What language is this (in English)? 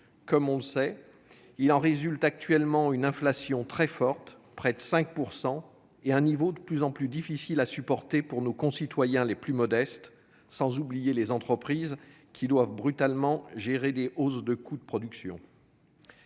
French